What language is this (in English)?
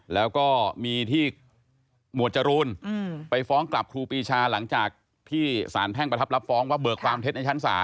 Thai